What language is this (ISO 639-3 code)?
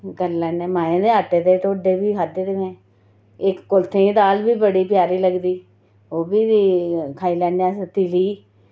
doi